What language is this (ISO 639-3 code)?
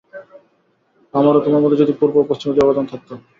ben